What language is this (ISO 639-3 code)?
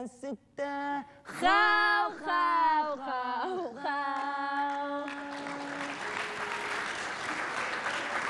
ara